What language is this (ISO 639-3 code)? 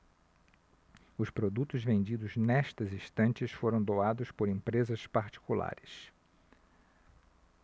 por